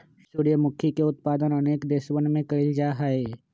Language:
Magahi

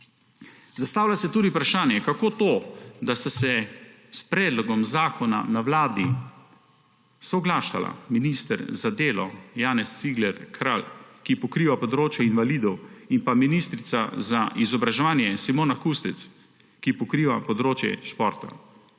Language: Slovenian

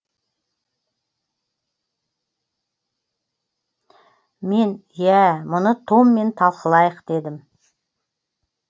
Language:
Kazakh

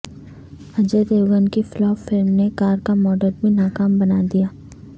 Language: Urdu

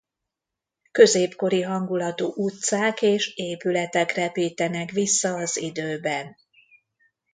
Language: Hungarian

